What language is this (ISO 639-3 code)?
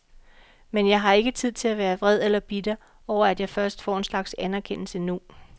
dan